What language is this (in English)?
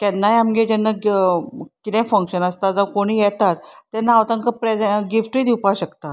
Konkani